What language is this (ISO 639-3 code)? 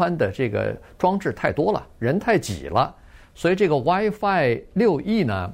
zho